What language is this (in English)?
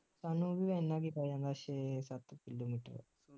Punjabi